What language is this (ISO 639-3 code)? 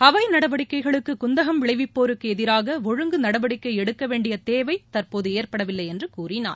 tam